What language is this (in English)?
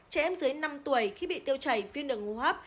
Vietnamese